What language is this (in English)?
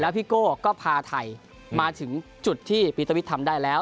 Thai